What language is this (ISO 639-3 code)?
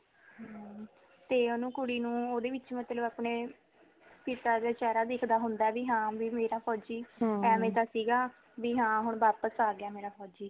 pan